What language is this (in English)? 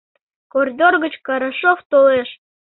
Mari